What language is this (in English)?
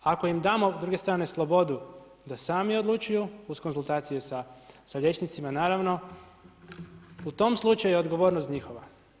Croatian